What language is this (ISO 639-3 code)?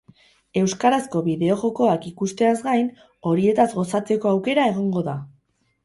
eus